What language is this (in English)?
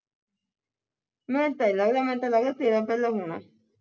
Punjabi